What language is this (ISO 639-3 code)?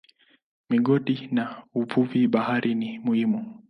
swa